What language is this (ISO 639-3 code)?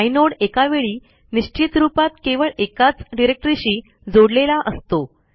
mar